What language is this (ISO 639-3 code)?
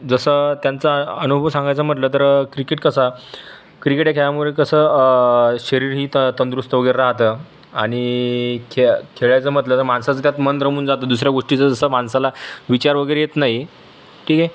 mar